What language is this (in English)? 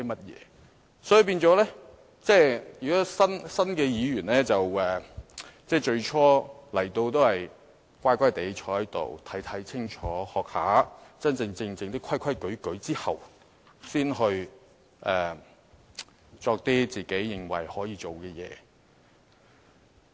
Cantonese